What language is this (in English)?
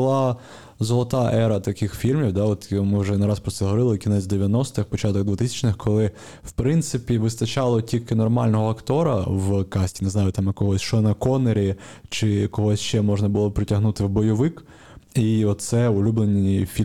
Ukrainian